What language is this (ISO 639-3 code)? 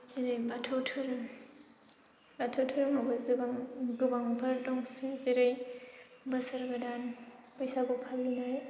brx